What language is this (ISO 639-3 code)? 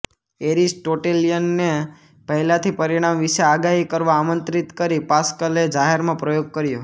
guj